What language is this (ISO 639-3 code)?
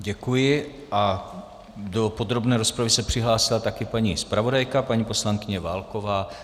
ces